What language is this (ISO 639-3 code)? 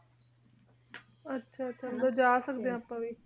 pan